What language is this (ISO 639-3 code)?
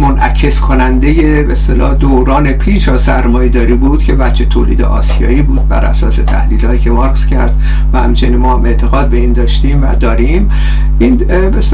fas